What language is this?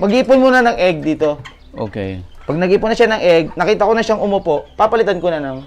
Filipino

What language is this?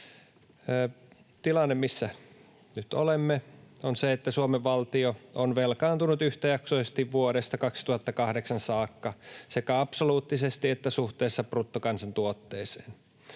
Finnish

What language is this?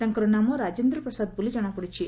Odia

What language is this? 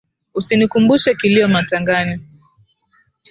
Swahili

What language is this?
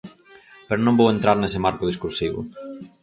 Galician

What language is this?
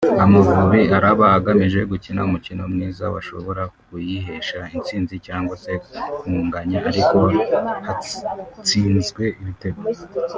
Kinyarwanda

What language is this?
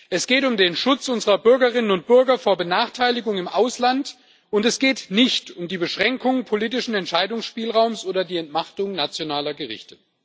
German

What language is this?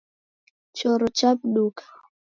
Taita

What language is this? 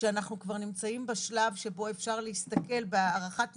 Hebrew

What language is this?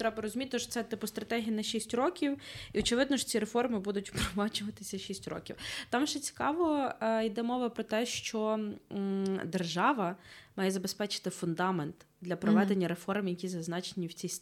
Ukrainian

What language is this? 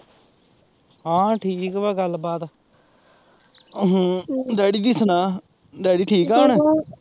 Punjabi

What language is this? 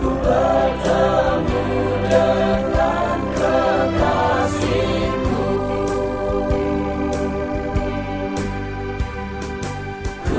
Indonesian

